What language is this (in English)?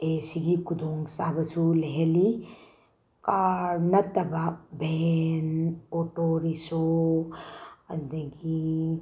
Manipuri